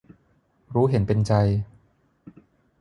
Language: Thai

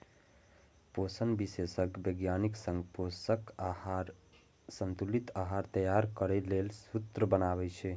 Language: Maithili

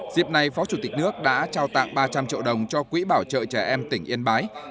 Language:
Vietnamese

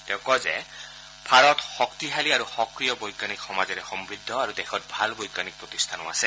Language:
Assamese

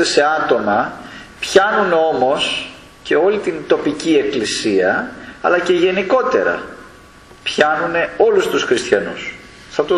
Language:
Greek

